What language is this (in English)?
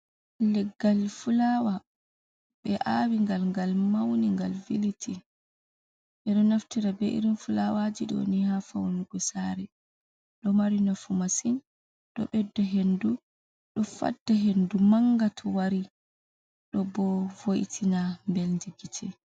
Fula